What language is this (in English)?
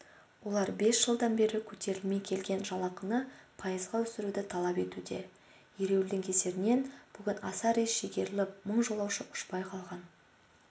Kazakh